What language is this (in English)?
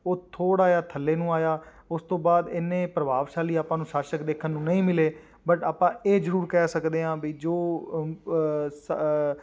Punjabi